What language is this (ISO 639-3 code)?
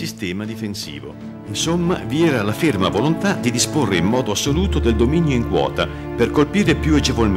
ita